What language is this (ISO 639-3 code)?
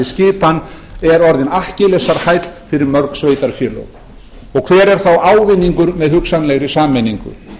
isl